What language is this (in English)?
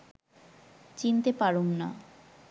Bangla